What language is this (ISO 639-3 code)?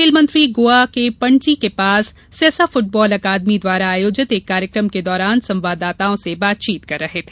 hin